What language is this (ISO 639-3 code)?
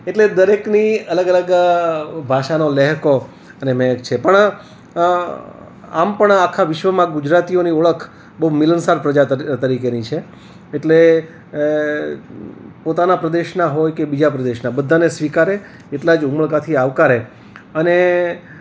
guj